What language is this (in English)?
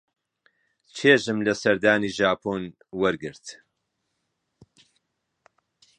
Central Kurdish